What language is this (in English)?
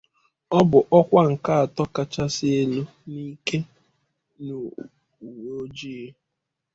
Igbo